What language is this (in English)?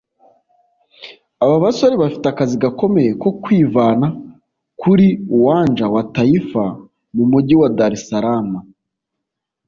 Kinyarwanda